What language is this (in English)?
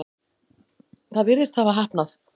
Icelandic